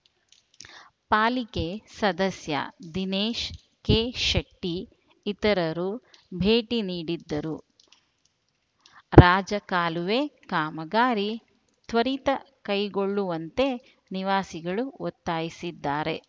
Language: Kannada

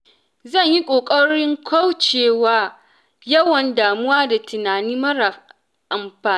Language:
Hausa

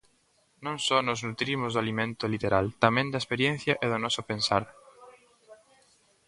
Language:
Galician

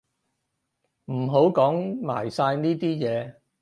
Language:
Cantonese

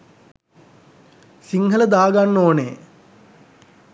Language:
Sinhala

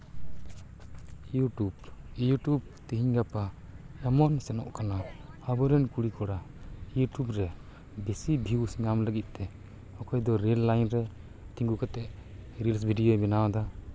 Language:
Santali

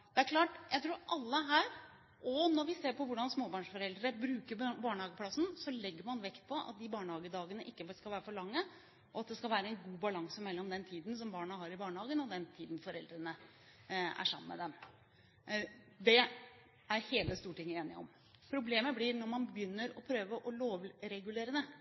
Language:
Norwegian Bokmål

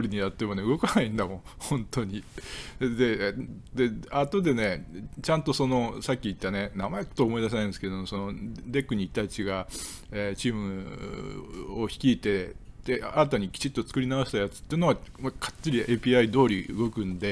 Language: Japanese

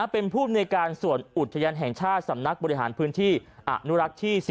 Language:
Thai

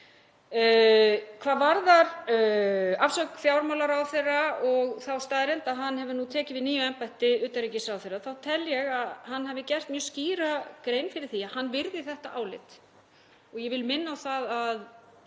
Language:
Icelandic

